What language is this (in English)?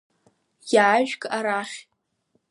Abkhazian